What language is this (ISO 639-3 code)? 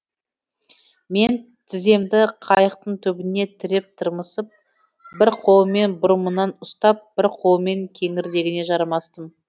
kaz